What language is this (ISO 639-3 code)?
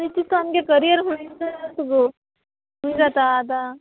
kok